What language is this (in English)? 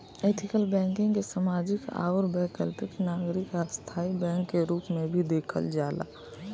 Bhojpuri